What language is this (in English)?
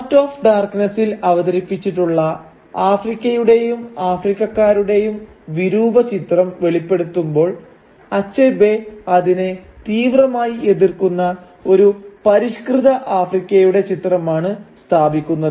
Malayalam